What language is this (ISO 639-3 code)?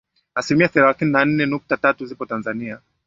swa